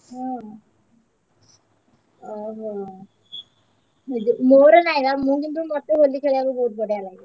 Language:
Odia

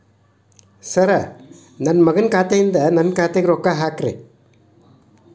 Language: Kannada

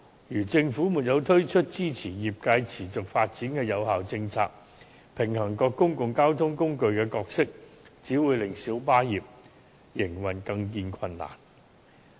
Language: Cantonese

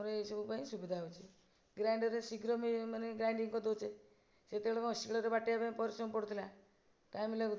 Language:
Odia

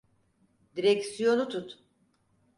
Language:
Turkish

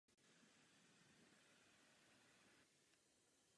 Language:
Czech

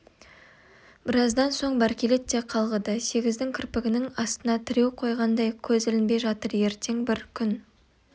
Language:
Kazakh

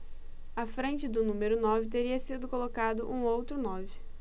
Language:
Portuguese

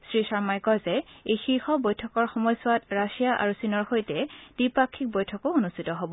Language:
Assamese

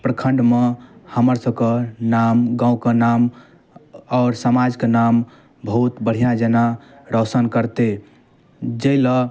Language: Maithili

